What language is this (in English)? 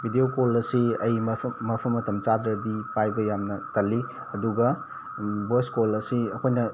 Manipuri